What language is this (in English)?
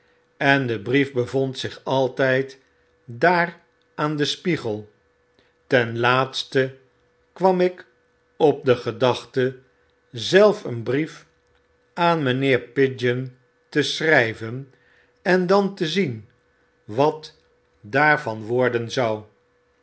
Dutch